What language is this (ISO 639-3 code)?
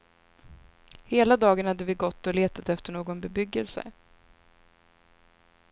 swe